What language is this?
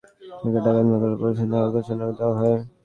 Bangla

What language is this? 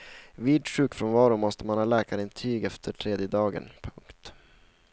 Swedish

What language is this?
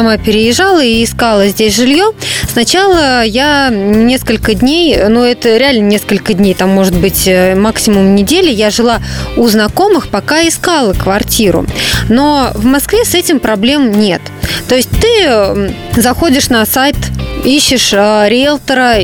Russian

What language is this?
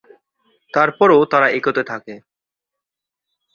Bangla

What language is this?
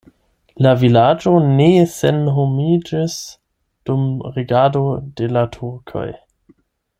Esperanto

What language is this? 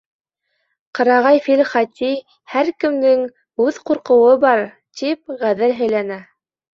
Bashkir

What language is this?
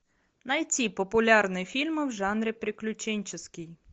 Russian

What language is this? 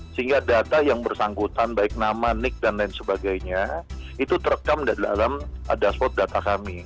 Indonesian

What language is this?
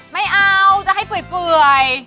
Thai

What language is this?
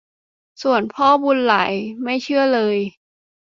Thai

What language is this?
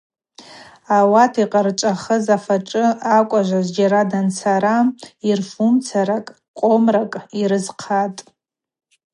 Abaza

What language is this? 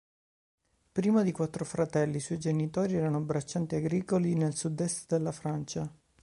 Italian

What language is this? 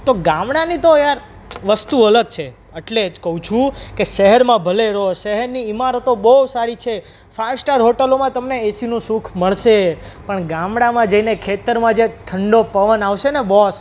Gujarati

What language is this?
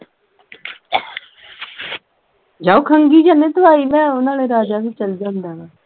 Punjabi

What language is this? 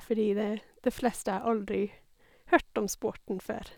Norwegian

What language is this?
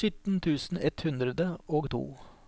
Norwegian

